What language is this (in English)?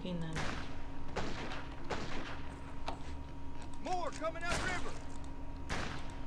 Hungarian